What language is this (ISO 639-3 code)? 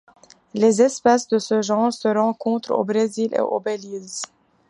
fra